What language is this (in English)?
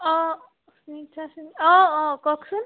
Assamese